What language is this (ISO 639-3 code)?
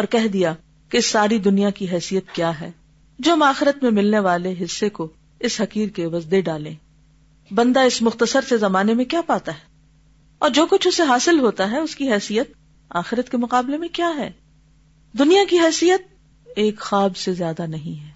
urd